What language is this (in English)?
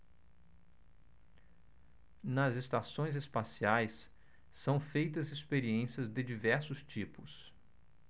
Portuguese